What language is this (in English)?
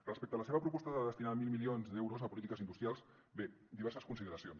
Catalan